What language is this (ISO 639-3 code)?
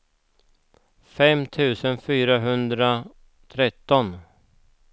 swe